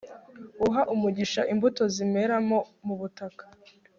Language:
Kinyarwanda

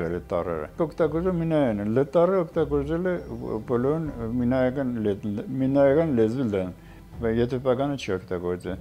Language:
Turkish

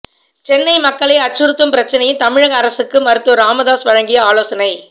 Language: Tamil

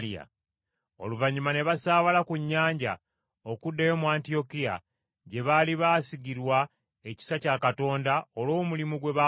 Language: Ganda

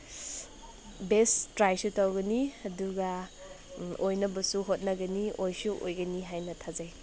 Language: Manipuri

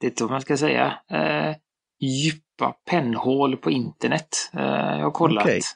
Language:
Swedish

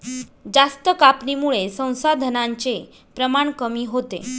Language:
Marathi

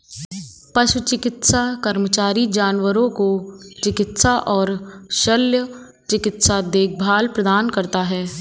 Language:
Hindi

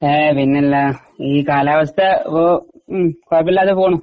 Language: Malayalam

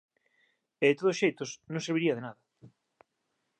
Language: Galician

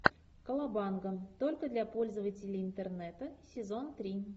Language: Russian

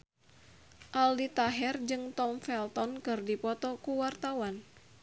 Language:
Sundanese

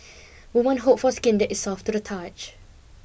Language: English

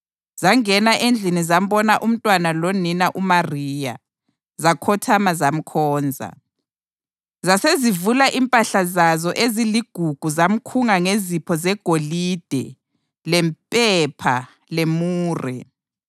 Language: North Ndebele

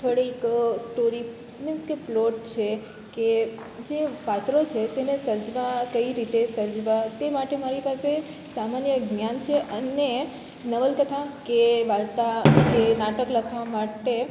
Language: Gujarati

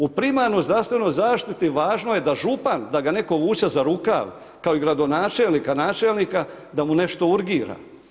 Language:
Croatian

